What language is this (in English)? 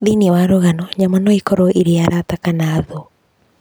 Kikuyu